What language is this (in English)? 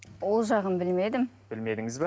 Kazakh